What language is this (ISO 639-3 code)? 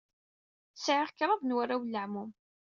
kab